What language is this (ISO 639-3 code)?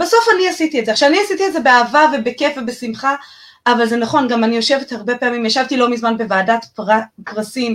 heb